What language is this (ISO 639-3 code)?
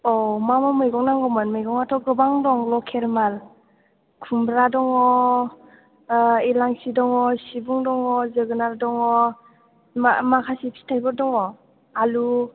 brx